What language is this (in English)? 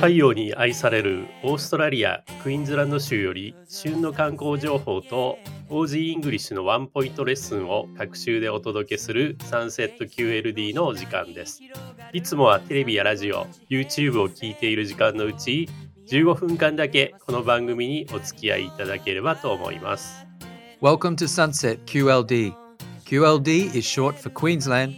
Japanese